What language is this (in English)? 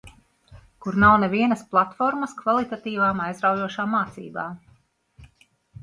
Latvian